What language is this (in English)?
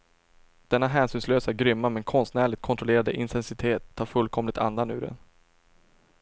Swedish